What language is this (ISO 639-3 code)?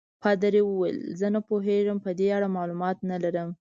pus